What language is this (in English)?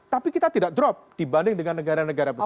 Indonesian